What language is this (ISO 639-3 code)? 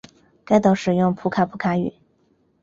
zho